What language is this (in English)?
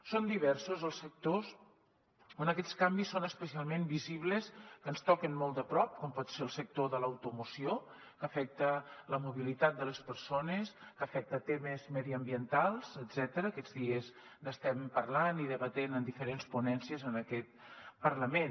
Catalan